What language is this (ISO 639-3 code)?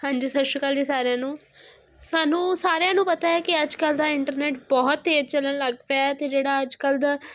pan